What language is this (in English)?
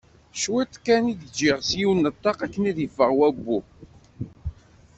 Kabyle